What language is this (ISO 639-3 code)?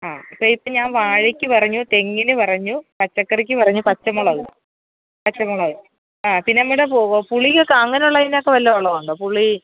mal